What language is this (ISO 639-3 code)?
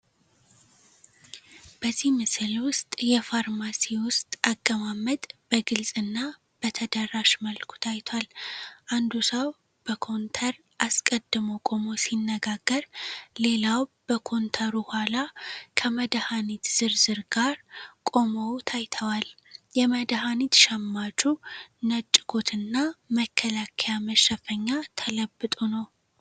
amh